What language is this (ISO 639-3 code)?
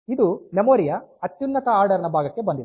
kan